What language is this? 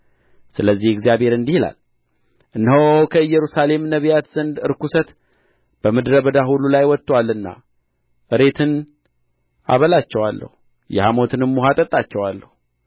Amharic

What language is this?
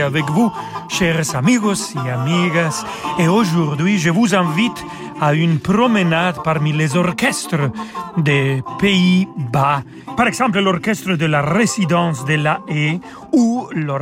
French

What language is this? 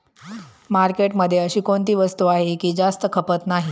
Marathi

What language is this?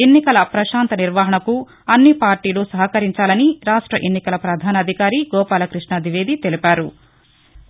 Telugu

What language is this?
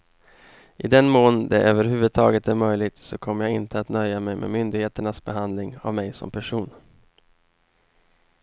Swedish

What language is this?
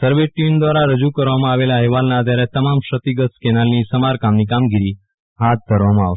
Gujarati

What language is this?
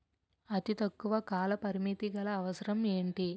Telugu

